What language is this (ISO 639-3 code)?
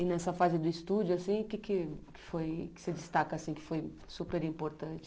por